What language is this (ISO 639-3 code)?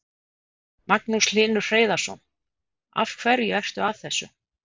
isl